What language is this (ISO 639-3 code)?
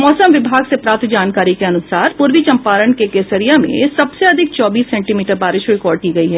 hin